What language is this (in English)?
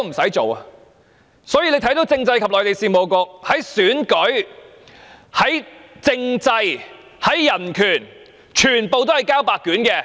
Cantonese